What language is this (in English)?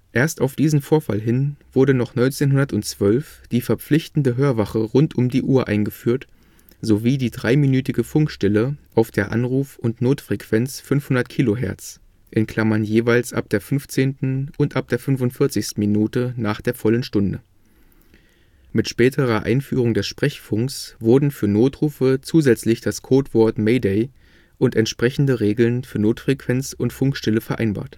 German